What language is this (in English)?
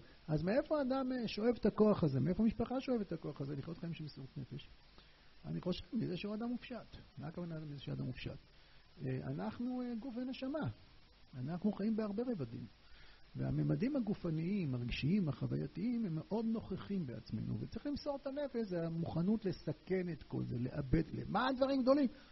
Hebrew